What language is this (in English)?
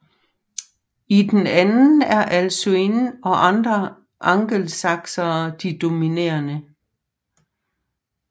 Danish